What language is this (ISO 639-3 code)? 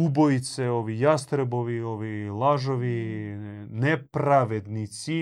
hrv